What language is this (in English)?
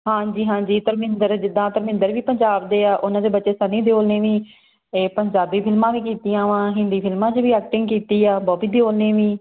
Punjabi